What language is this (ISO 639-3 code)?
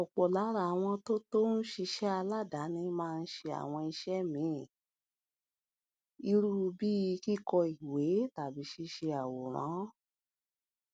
yor